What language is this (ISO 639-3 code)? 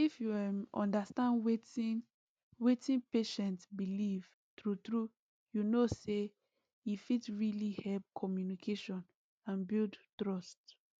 pcm